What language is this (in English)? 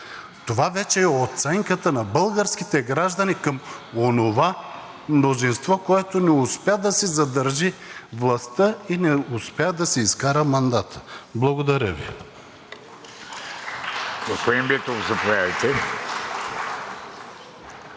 Bulgarian